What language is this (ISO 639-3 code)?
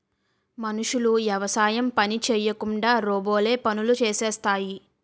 tel